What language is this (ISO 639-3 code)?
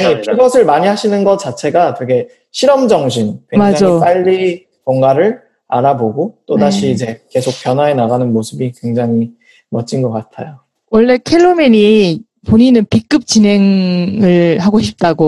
kor